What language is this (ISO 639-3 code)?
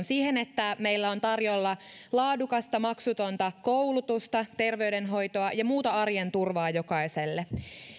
fin